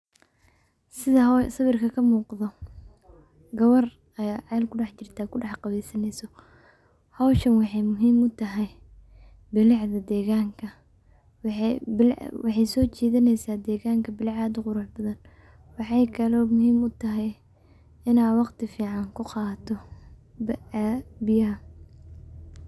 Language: Somali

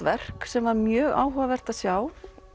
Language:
Icelandic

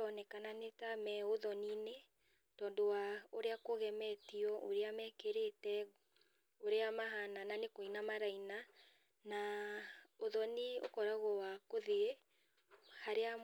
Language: Kikuyu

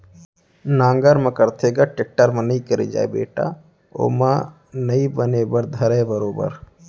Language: Chhattisgarhi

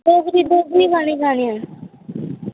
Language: Dogri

